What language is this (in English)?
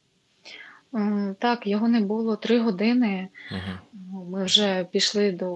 Ukrainian